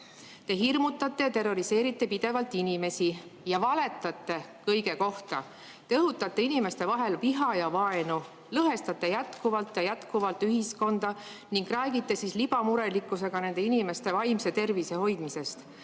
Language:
Estonian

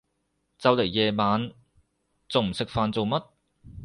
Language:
Cantonese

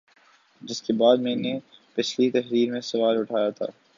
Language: Urdu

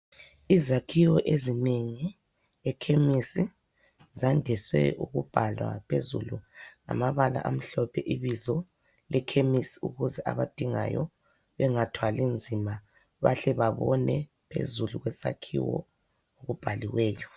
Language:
North Ndebele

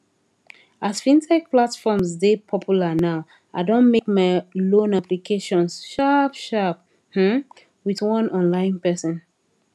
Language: Nigerian Pidgin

